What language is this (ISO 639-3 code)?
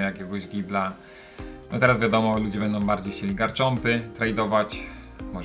pol